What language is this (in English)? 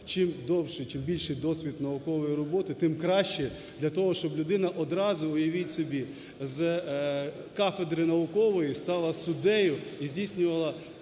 Ukrainian